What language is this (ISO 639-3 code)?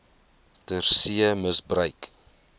afr